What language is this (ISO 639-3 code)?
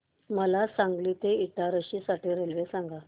mar